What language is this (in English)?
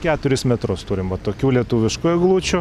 Lithuanian